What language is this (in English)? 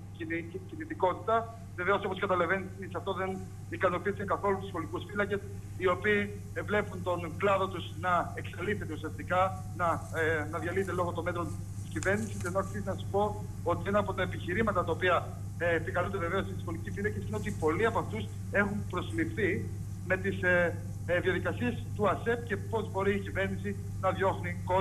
Greek